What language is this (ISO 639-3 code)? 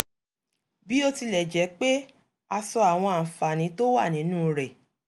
yor